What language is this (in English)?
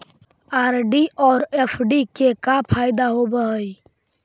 Magahi